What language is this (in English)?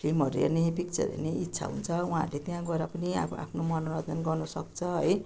Nepali